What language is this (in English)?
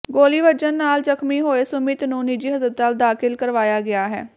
Punjabi